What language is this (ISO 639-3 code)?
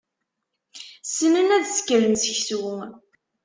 kab